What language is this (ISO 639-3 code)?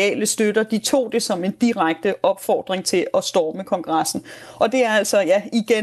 dan